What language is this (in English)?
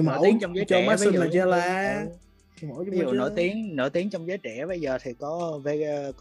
Vietnamese